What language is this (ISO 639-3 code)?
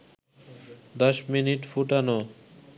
ben